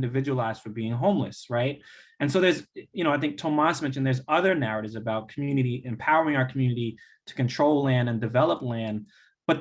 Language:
English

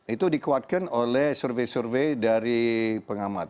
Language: Indonesian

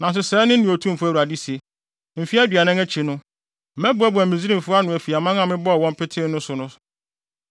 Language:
Akan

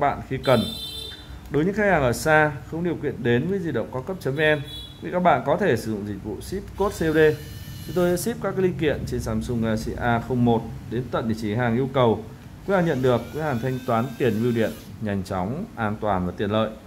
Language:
Vietnamese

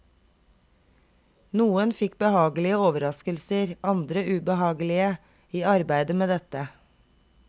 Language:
Norwegian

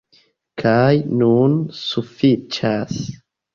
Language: Esperanto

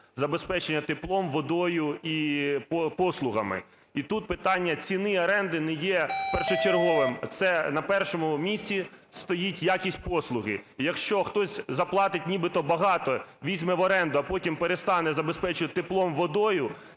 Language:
Ukrainian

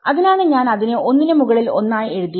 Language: Malayalam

